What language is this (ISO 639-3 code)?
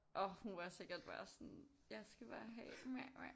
dan